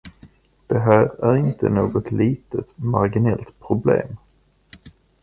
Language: Swedish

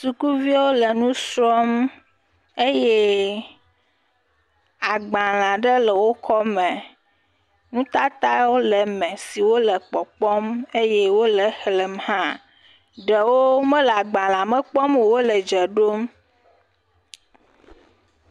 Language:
Ewe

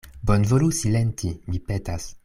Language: Esperanto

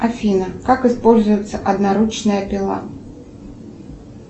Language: Russian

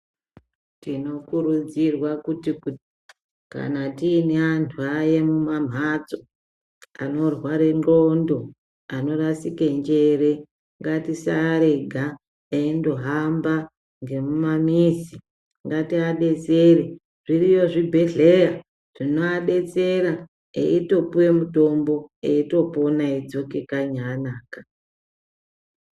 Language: Ndau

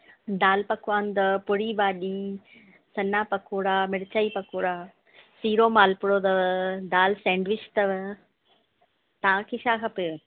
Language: Sindhi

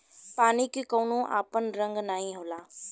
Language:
Bhojpuri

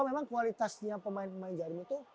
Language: Indonesian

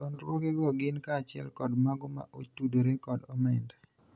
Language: Luo (Kenya and Tanzania)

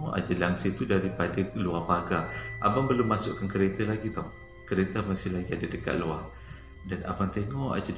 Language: Malay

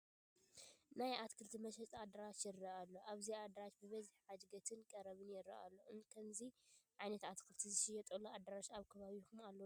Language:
Tigrinya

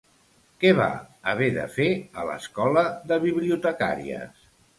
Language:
Catalan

